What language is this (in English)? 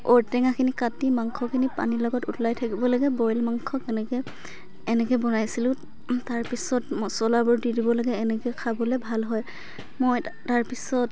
Assamese